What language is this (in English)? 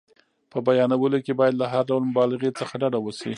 Pashto